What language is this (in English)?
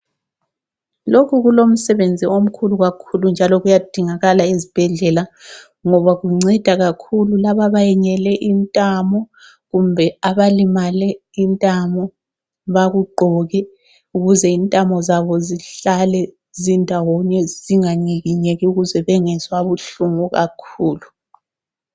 North Ndebele